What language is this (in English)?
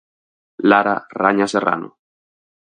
Galician